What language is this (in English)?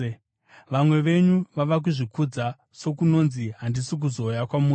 Shona